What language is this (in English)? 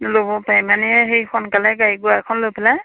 Assamese